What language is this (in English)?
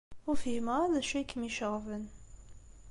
Kabyle